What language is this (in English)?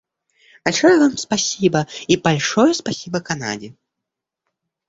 Russian